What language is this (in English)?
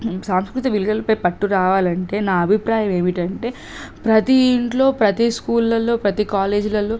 Telugu